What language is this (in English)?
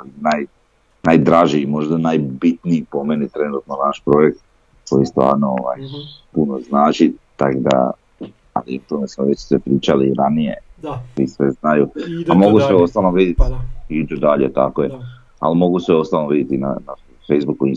Croatian